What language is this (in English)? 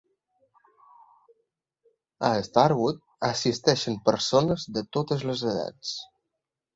Catalan